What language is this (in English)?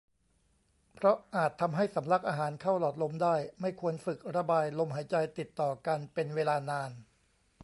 Thai